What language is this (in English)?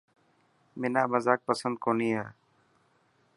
Dhatki